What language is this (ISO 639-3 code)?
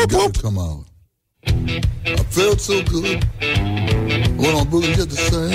ron